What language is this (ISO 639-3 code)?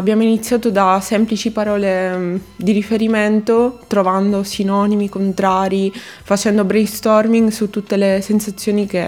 ita